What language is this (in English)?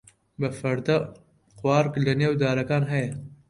Central Kurdish